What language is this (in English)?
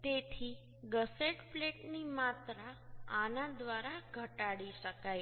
Gujarati